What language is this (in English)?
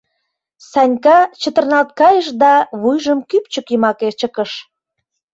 Mari